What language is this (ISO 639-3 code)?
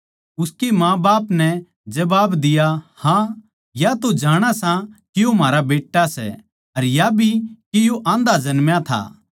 bgc